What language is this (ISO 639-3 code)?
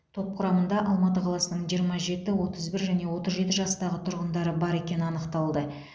kaz